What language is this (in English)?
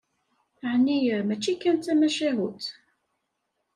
Kabyle